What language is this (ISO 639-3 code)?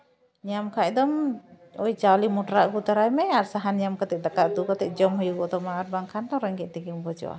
sat